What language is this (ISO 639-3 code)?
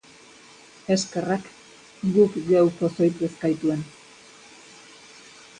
eus